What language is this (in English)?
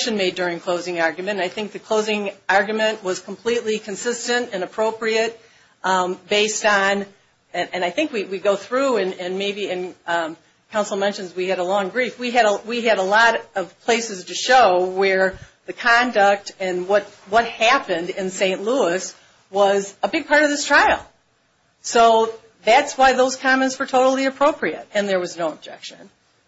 English